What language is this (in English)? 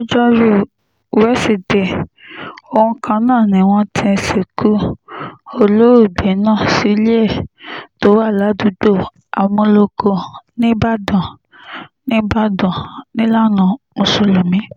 Yoruba